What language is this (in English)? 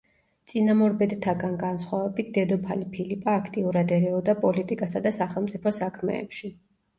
Georgian